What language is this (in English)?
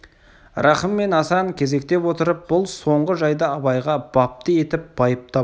Kazakh